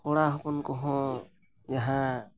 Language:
Santali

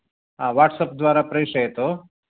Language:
Sanskrit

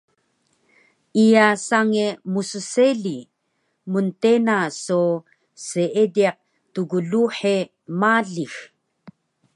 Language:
Taroko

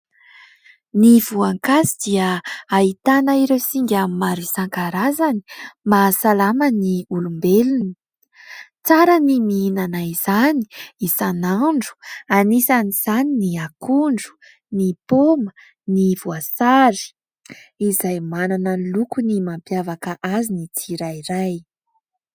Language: Malagasy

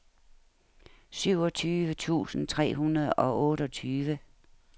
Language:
Danish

